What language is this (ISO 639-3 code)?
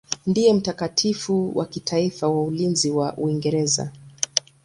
swa